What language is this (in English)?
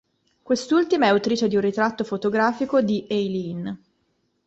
Italian